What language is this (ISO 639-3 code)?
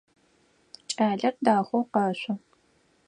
ady